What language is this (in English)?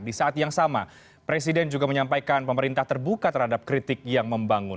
Indonesian